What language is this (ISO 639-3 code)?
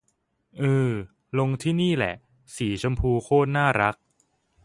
tha